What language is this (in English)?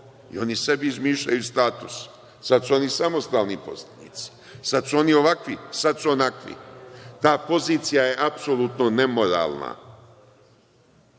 Serbian